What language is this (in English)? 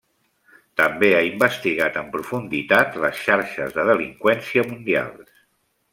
Catalan